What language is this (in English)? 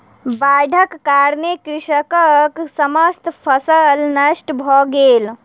Maithili